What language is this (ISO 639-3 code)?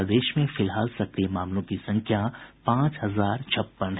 hin